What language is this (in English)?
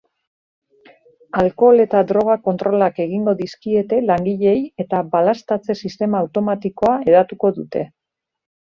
Basque